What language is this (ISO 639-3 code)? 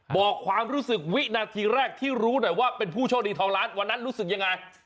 tha